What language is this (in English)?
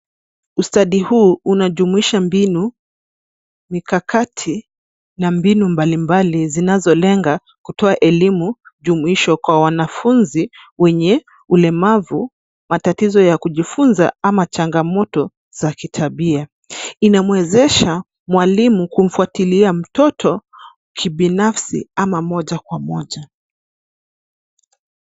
Swahili